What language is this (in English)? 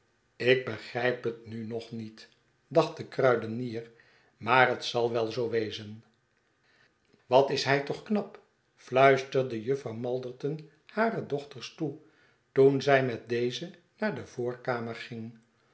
Dutch